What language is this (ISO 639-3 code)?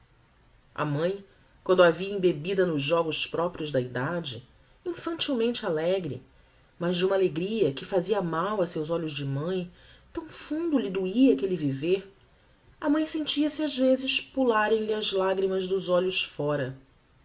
por